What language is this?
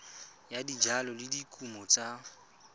Tswana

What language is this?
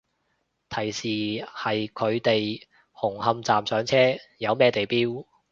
Cantonese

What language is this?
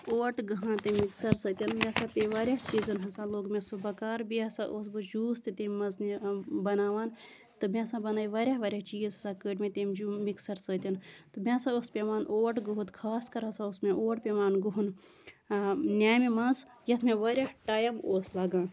Kashmiri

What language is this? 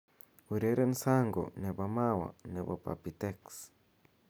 Kalenjin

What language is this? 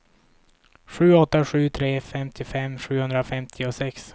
Swedish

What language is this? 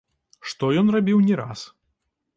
Belarusian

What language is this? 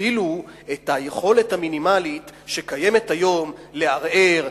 Hebrew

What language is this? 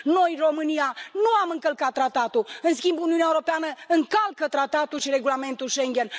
Romanian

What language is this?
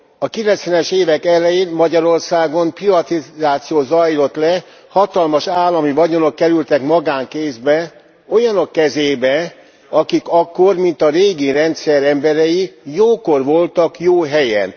Hungarian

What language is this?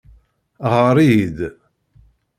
Kabyle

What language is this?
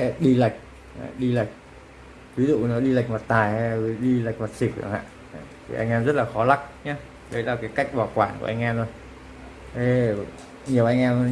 Vietnamese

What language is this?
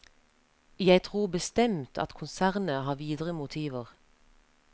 Norwegian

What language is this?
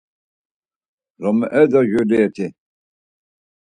Laz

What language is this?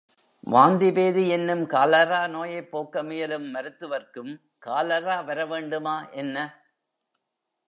Tamil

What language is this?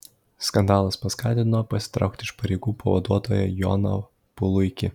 Lithuanian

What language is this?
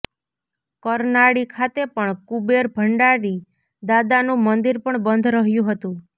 Gujarati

